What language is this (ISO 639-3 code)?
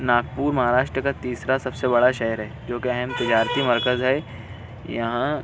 urd